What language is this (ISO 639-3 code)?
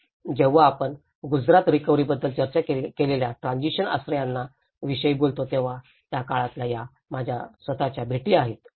mar